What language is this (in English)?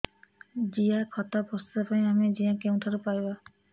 Odia